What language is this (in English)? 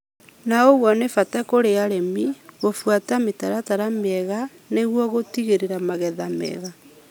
Kikuyu